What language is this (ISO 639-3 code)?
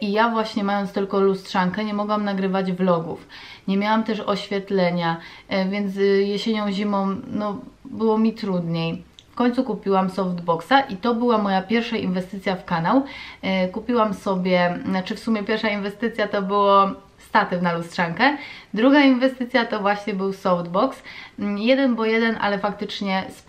pol